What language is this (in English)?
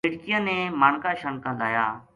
Gujari